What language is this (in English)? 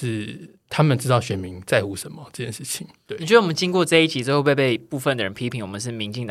Chinese